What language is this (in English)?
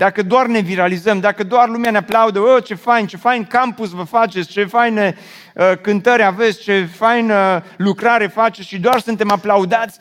Romanian